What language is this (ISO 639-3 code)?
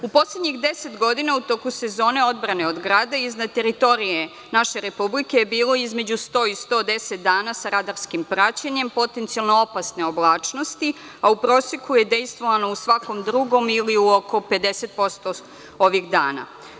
srp